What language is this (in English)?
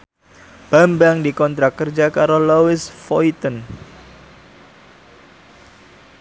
Javanese